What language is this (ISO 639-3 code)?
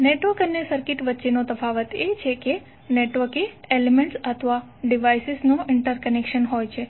guj